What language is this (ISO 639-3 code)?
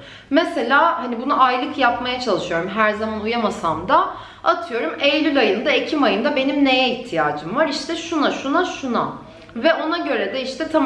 tur